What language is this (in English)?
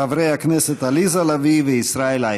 Hebrew